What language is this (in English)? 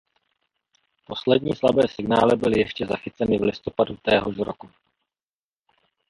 Czech